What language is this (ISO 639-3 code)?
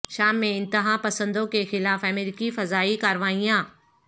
urd